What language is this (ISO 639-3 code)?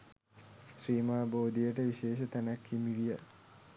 sin